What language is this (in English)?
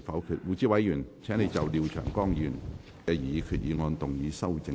Cantonese